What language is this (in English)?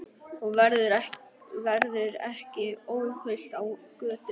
Icelandic